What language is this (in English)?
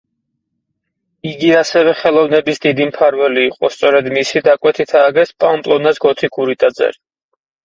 Georgian